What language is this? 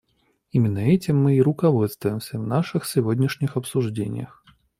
Russian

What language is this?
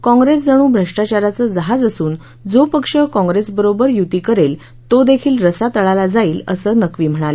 Marathi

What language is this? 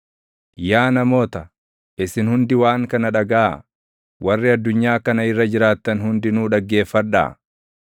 Oromo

